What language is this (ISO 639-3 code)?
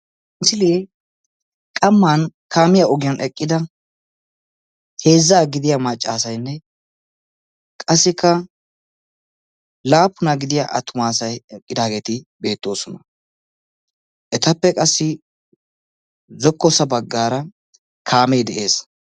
wal